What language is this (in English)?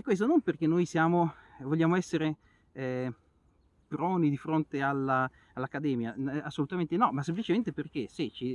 Italian